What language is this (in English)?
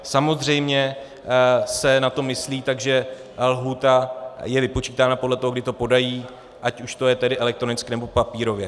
Czech